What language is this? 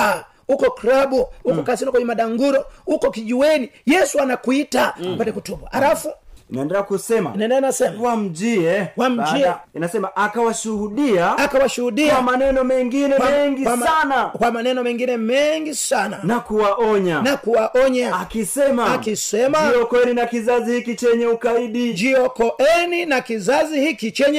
Swahili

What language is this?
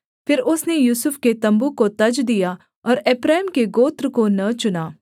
Hindi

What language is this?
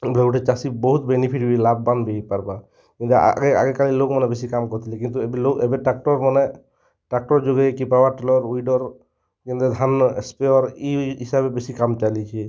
Odia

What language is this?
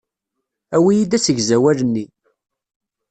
Kabyle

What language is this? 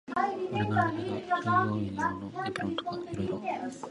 Japanese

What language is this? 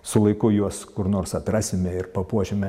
Lithuanian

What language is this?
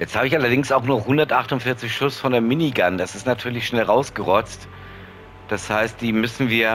German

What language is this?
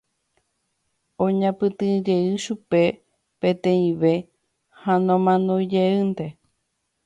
Guarani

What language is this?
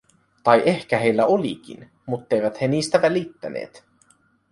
Finnish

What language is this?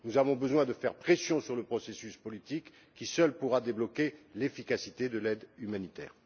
French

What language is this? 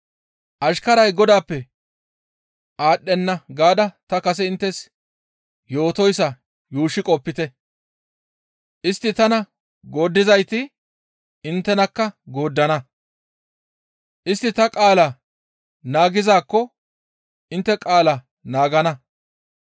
Gamo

